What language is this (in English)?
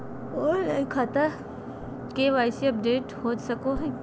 Magahi